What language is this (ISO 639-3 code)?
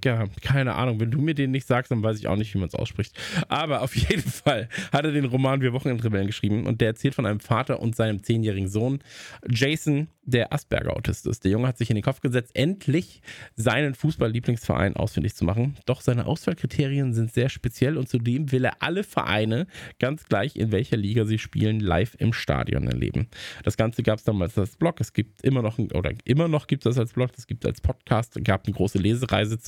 deu